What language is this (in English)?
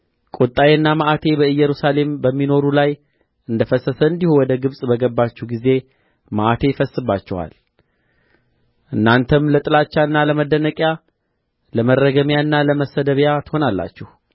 Amharic